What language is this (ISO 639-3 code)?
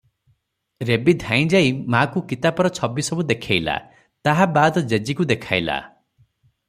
ori